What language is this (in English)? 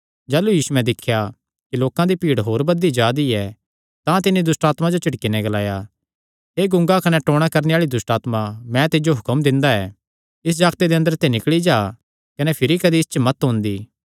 Kangri